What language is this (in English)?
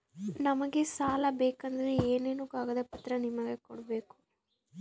Kannada